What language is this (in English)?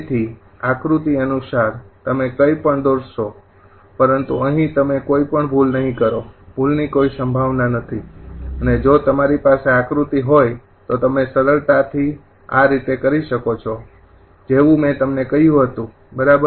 Gujarati